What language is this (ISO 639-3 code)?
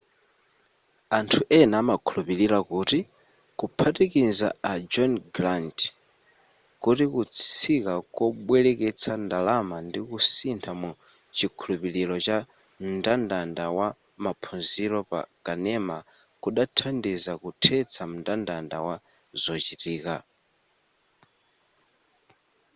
nya